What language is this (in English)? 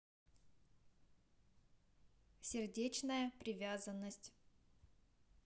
Russian